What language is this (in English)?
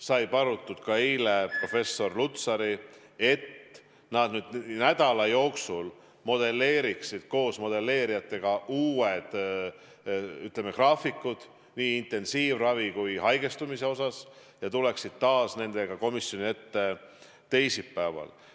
Estonian